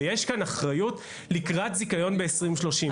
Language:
Hebrew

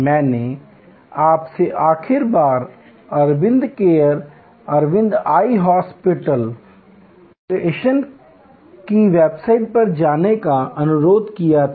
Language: Hindi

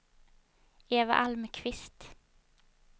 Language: Swedish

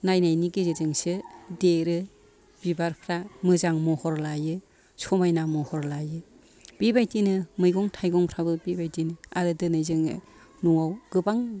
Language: Bodo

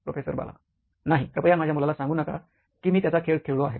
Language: Marathi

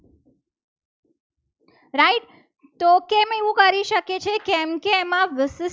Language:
Gujarati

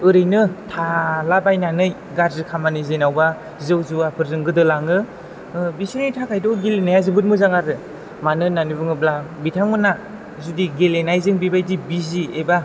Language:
Bodo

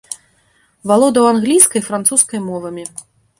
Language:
Belarusian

